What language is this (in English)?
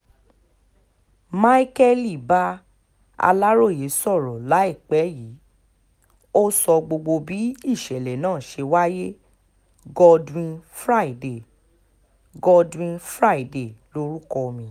Yoruba